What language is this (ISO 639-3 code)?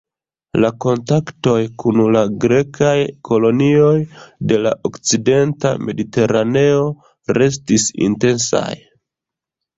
epo